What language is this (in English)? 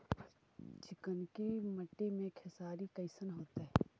Magahi